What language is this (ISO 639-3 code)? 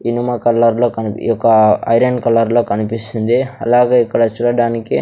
tel